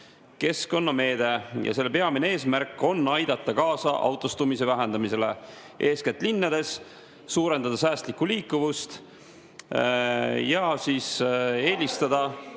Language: Estonian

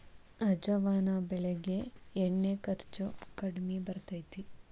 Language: Kannada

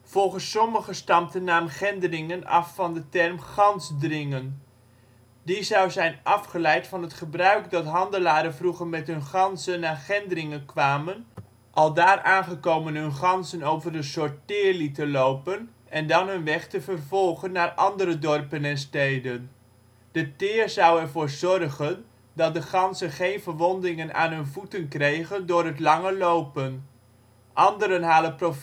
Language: Dutch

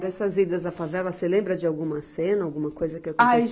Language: Portuguese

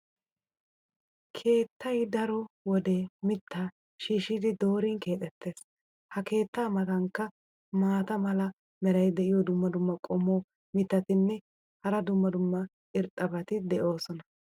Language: Wolaytta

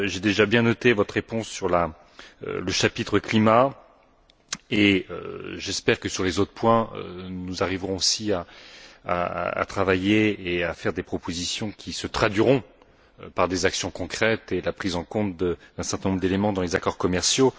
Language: French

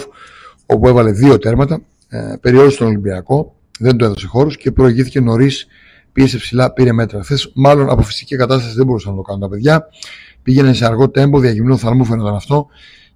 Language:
Greek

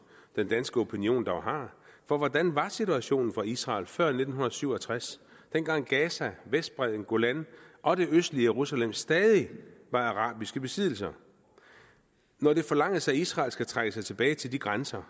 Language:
Danish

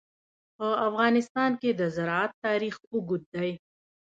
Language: Pashto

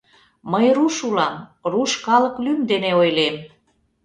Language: Mari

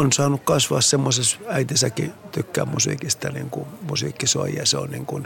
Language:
Finnish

